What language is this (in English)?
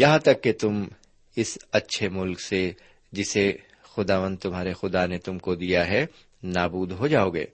Urdu